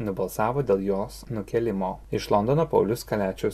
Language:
Lithuanian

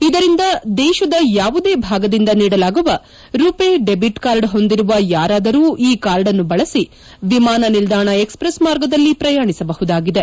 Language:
Kannada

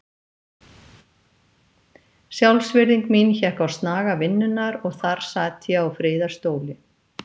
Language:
Icelandic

